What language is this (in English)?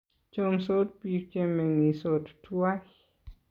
Kalenjin